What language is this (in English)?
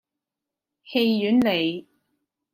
Cantonese